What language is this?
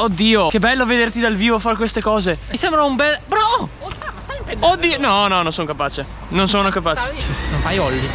Italian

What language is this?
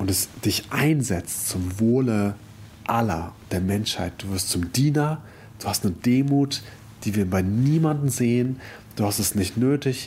German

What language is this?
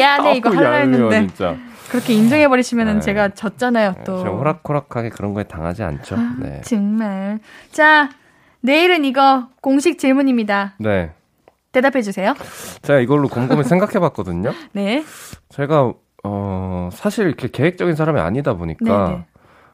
Korean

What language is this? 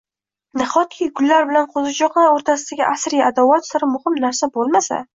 Uzbek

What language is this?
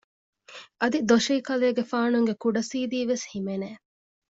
Divehi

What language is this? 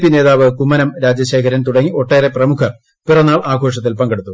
Malayalam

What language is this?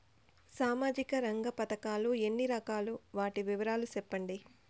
Telugu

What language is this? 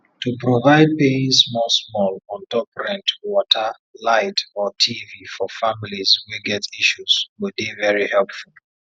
Nigerian Pidgin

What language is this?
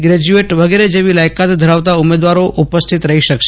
Gujarati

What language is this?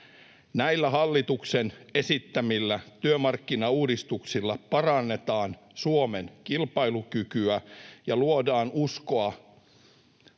Finnish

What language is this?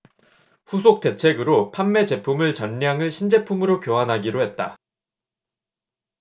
Korean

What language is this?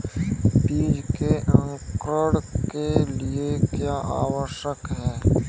Hindi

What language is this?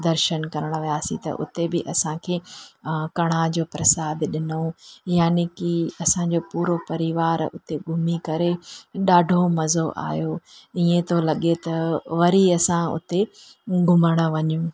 Sindhi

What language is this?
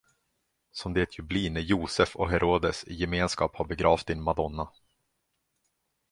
Swedish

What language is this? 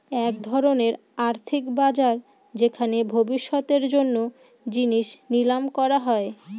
Bangla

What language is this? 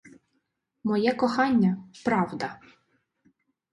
Ukrainian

